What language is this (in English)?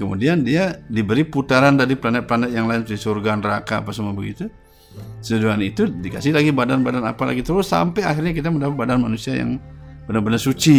Indonesian